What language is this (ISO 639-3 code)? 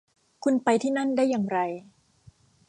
tha